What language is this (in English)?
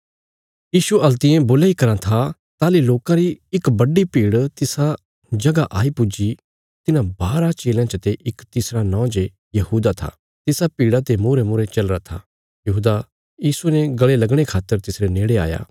Bilaspuri